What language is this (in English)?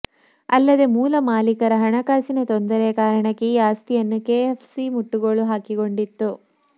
Kannada